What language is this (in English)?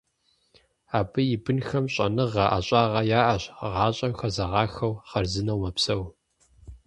Kabardian